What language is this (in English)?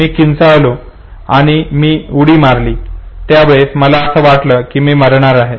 Marathi